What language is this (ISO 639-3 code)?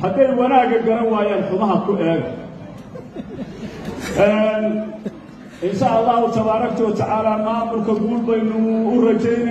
ara